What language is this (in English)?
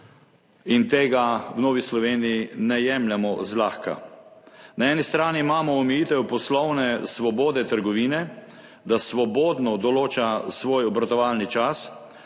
Slovenian